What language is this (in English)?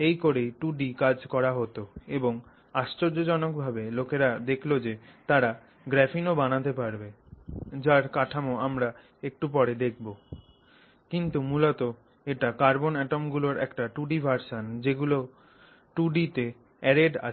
Bangla